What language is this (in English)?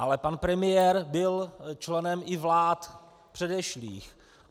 Czech